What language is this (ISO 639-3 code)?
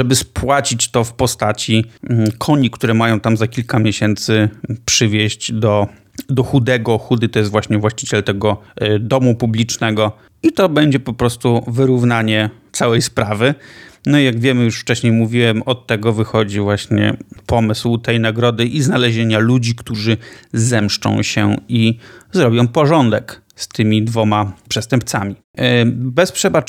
pol